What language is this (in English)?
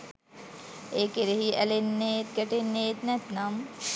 Sinhala